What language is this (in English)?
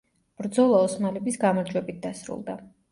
Georgian